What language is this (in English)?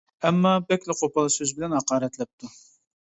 Uyghur